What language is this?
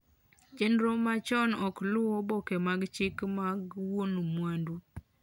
Luo (Kenya and Tanzania)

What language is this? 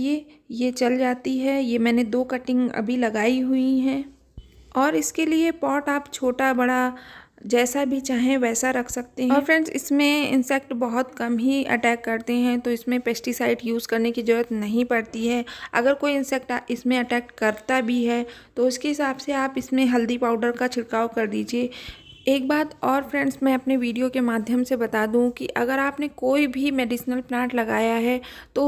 Hindi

